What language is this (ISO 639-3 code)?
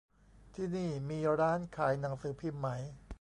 tha